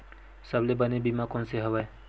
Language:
Chhattisgarhi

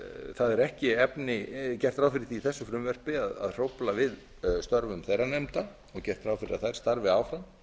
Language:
Icelandic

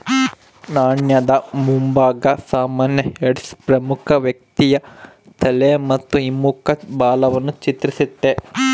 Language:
Kannada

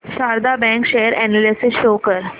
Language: Marathi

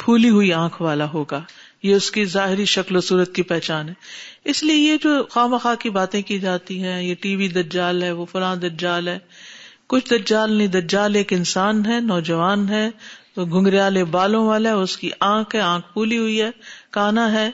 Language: Urdu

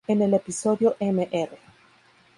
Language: Spanish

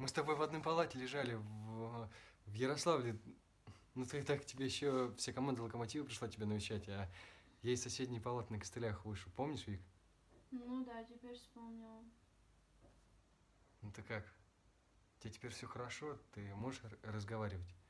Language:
Russian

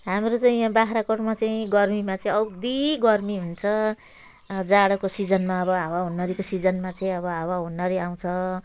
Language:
Nepali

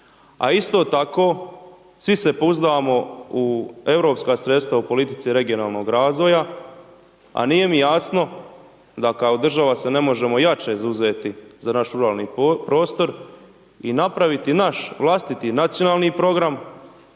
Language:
Croatian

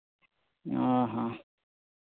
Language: Santali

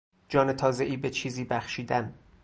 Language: Persian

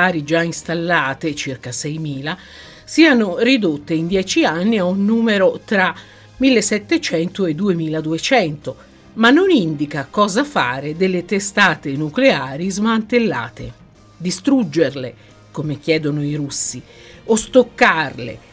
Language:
Italian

